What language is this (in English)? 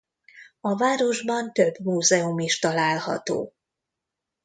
Hungarian